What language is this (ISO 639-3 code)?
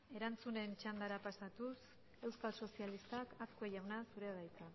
eus